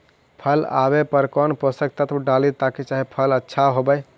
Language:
Magahi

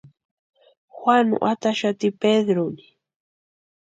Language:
Western Highland Purepecha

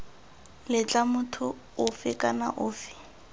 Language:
Tswana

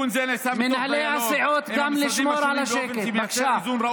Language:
Hebrew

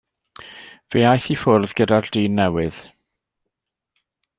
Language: Welsh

